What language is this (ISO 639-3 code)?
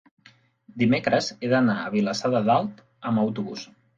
cat